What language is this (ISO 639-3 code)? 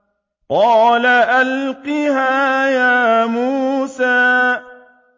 ara